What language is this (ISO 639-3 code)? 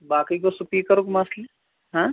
kas